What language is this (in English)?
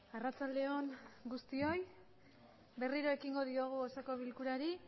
Basque